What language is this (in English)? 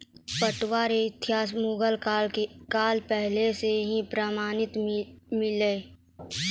Maithili